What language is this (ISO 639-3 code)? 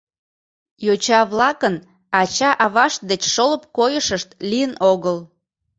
chm